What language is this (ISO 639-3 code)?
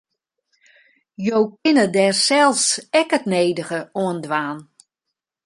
fry